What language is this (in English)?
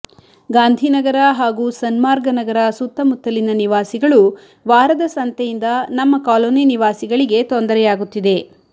Kannada